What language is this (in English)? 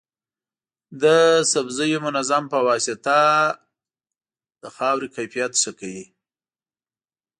Pashto